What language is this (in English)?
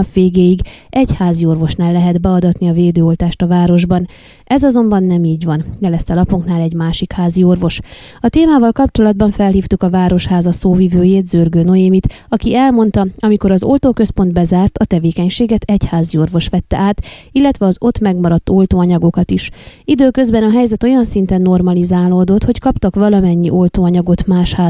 Hungarian